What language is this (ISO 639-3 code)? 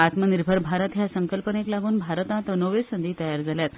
kok